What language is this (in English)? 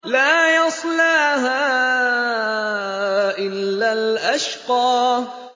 Arabic